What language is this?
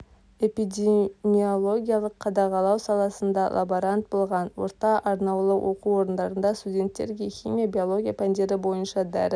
Kazakh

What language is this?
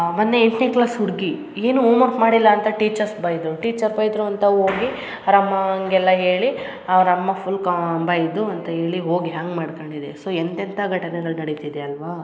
Kannada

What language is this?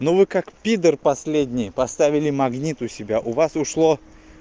Russian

